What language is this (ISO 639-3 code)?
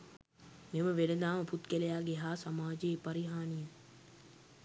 sin